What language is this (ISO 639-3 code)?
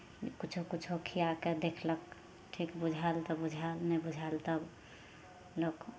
mai